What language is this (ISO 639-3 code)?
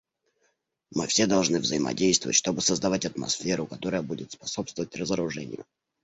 rus